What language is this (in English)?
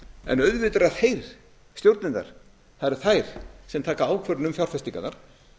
Icelandic